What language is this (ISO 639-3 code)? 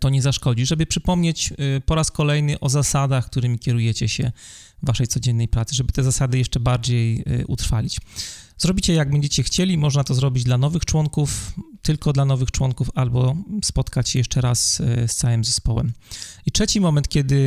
pol